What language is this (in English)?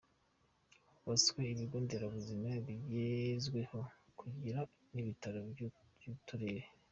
Kinyarwanda